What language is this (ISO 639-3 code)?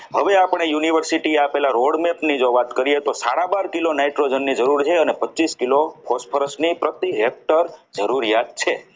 guj